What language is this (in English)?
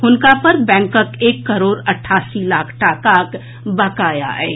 Maithili